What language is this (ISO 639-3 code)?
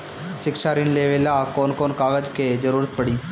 bho